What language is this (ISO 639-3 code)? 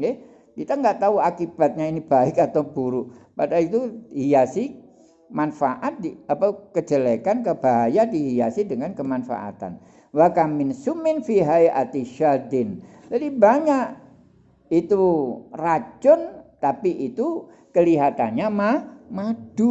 ind